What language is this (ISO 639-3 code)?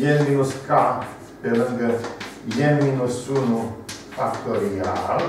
ron